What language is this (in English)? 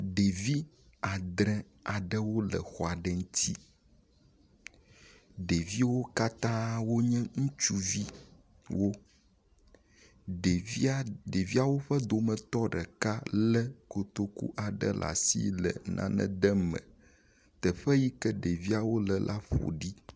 Ewe